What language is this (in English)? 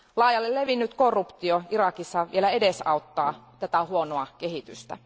Finnish